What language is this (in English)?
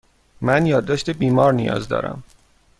Persian